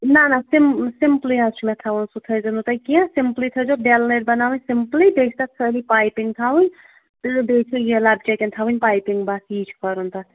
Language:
Kashmiri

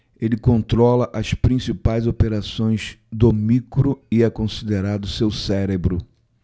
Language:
Portuguese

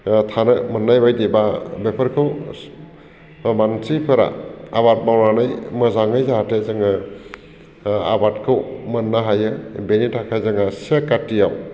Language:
Bodo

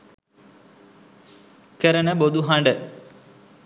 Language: Sinhala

